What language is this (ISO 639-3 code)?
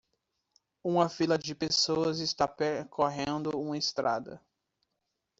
por